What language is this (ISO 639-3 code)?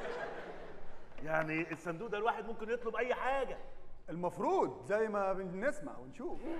ara